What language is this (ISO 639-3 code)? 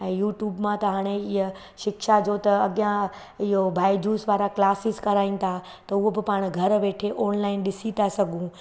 snd